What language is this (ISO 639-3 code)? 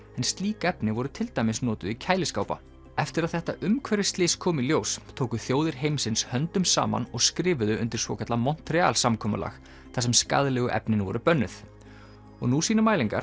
isl